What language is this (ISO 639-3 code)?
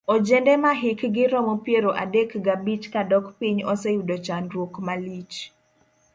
luo